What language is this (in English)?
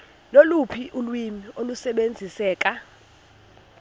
Xhosa